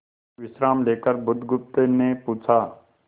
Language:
Hindi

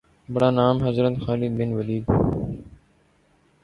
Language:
Urdu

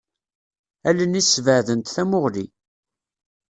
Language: Kabyle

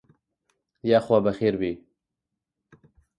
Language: Central Kurdish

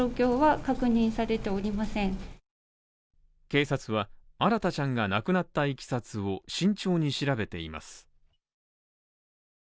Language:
Japanese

